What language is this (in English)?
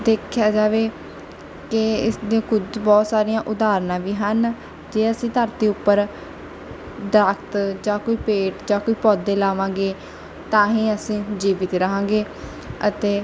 Punjabi